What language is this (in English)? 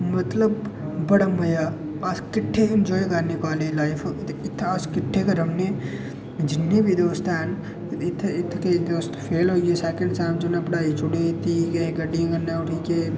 Dogri